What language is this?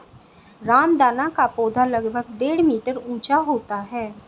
Hindi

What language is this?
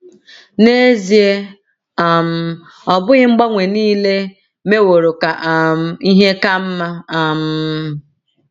Igbo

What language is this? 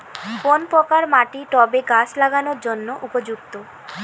Bangla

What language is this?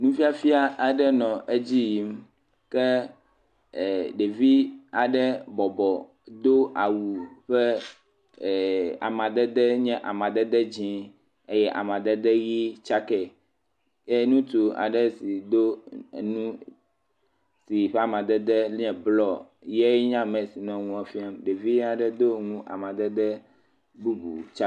Ewe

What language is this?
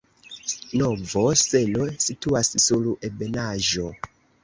Esperanto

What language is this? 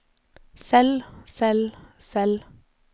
Norwegian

